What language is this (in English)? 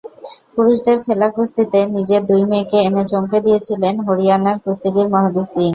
Bangla